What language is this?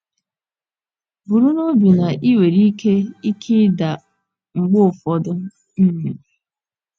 Igbo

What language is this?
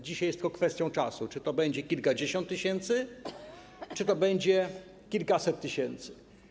Polish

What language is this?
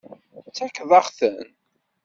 Kabyle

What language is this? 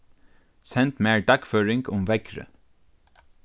Faroese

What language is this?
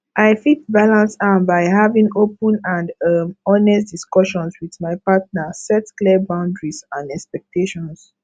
Nigerian Pidgin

